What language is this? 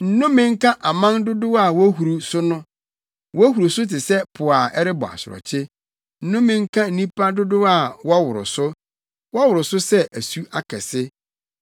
Akan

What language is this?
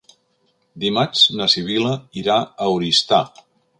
Catalan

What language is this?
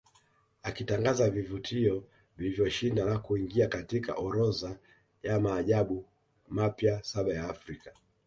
Swahili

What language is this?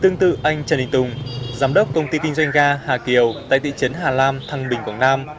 Vietnamese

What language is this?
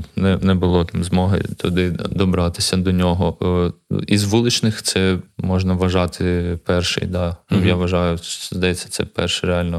Ukrainian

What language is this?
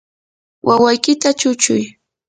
Yanahuanca Pasco Quechua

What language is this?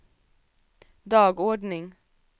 Swedish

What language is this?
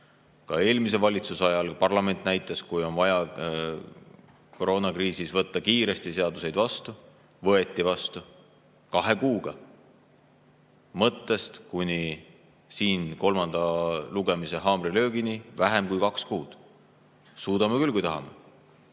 Estonian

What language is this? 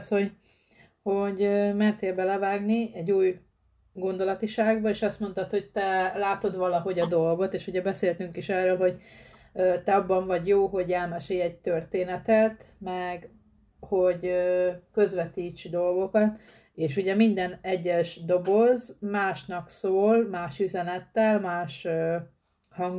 Hungarian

